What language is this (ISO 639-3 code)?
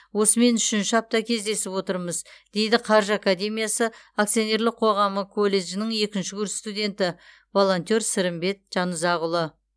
kaz